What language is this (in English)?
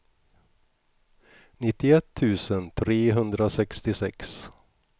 Swedish